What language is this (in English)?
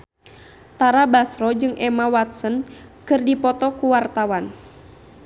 Sundanese